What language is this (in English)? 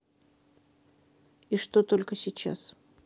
Russian